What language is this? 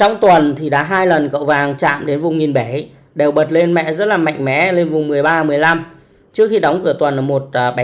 Vietnamese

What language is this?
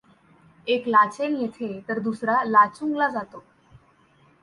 Marathi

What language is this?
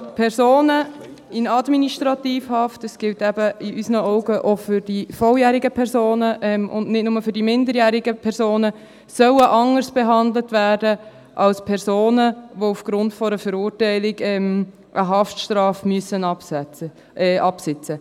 Swiss German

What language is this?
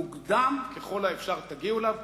Hebrew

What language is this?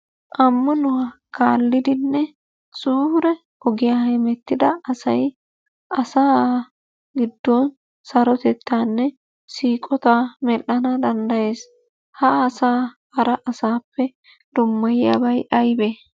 Wolaytta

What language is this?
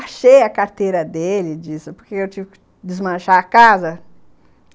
Portuguese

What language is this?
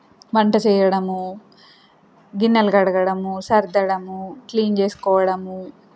Telugu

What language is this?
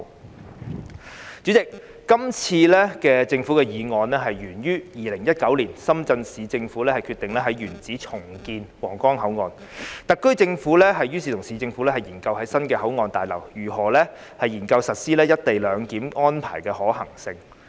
Cantonese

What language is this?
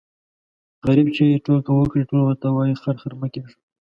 Pashto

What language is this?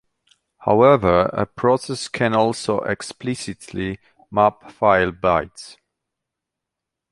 English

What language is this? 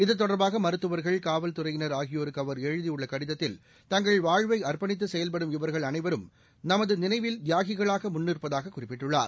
Tamil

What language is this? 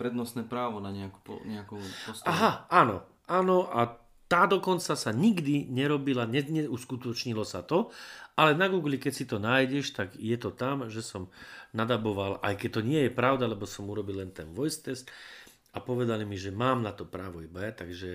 Slovak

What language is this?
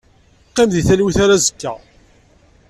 Kabyle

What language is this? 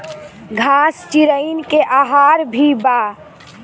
Bhojpuri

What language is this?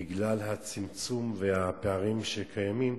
Hebrew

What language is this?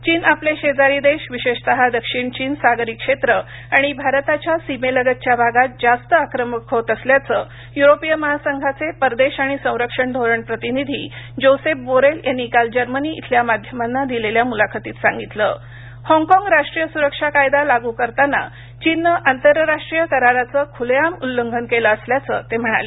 Marathi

